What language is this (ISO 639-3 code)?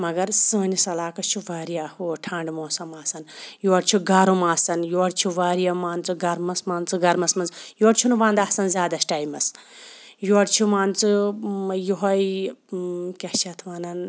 kas